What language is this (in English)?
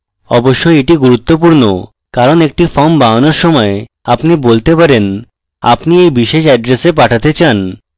Bangla